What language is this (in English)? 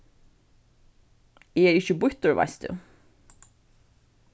Faroese